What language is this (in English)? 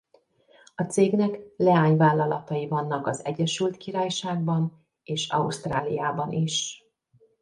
Hungarian